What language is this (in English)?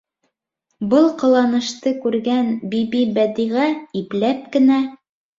Bashkir